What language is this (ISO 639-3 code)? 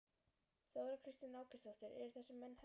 isl